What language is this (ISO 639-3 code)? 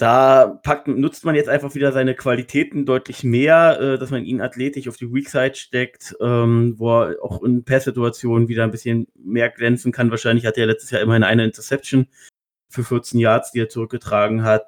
deu